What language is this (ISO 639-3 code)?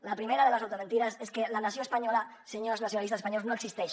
cat